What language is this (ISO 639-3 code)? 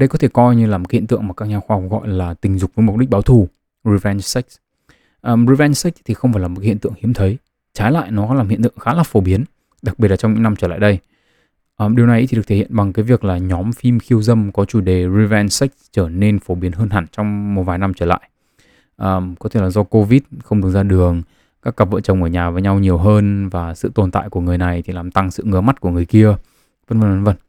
vie